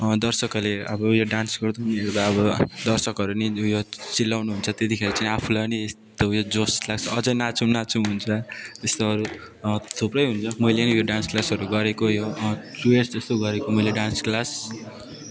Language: Nepali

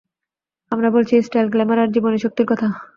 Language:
Bangla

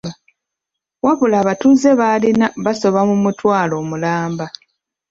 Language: Ganda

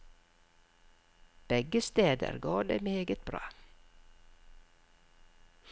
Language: Norwegian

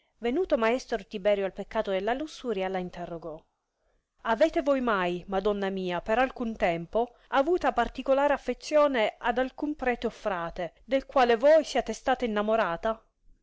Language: Italian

